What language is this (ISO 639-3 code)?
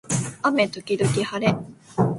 jpn